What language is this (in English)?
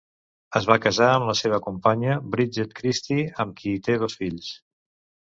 Catalan